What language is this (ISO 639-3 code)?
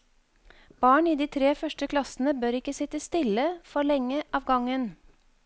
nor